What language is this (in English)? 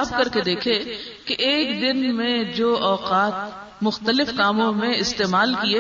Urdu